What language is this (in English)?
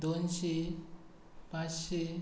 Konkani